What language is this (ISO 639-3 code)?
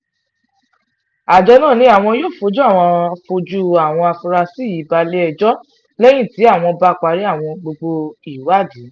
yor